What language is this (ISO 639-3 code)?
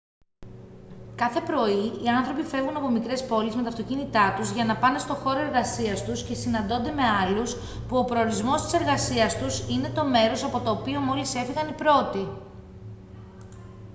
ell